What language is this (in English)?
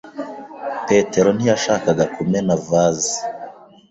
Kinyarwanda